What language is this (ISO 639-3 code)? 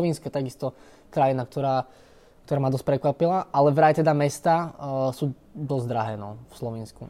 slk